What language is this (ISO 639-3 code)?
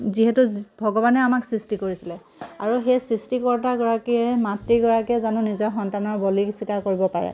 asm